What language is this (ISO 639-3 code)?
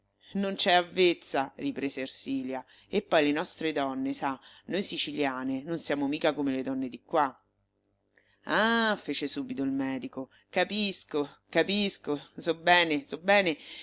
ita